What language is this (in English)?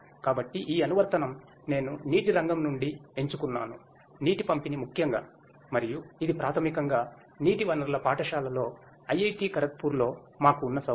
Telugu